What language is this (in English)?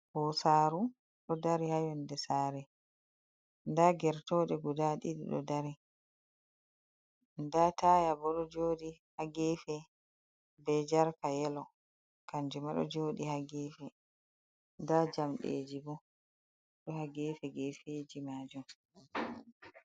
Fula